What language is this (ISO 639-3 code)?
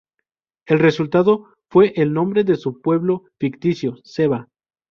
spa